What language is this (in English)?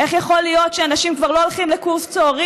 Hebrew